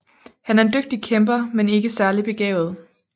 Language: Danish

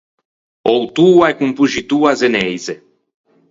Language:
Ligurian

